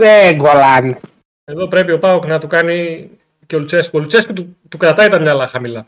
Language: Greek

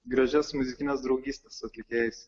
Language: Lithuanian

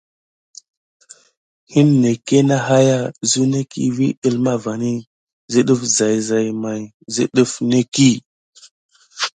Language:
Gidar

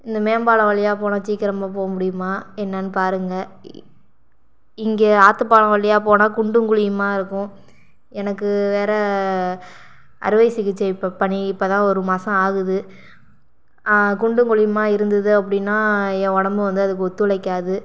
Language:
Tamil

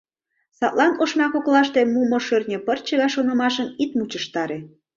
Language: Mari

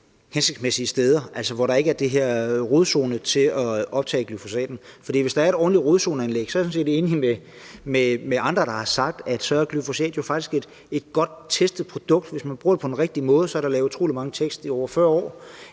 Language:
Danish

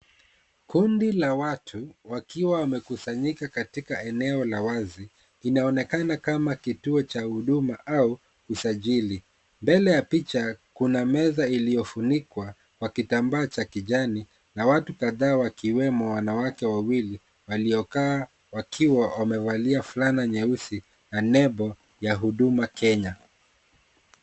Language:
Swahili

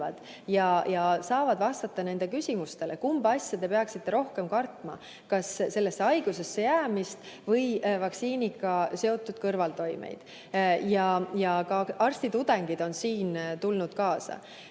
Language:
Estonian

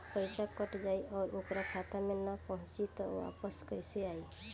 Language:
Bhojpuri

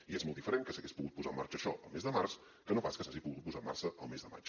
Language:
Catalan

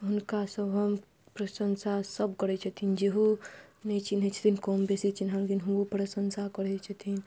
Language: Maithili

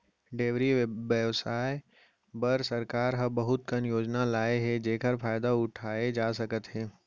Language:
Chhattisgarhi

